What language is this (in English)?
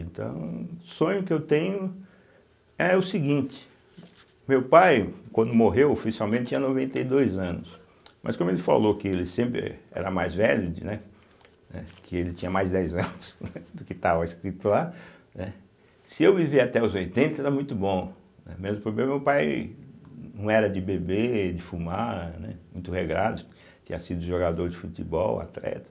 Portuguese